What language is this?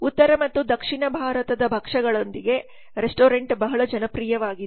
Kannada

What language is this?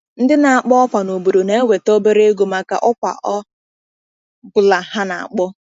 Igbo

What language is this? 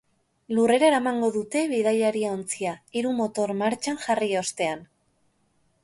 Basque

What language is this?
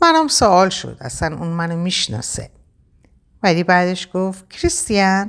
Persian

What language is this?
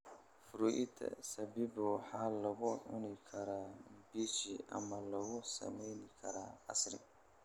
Somali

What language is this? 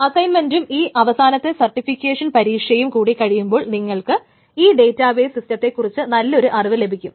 Malayalam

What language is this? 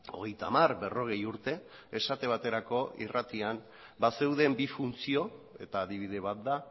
Basque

